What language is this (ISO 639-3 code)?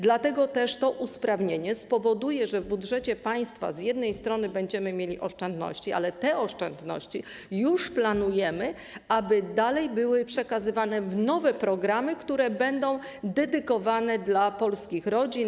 pol